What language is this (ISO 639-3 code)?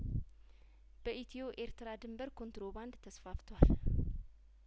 amh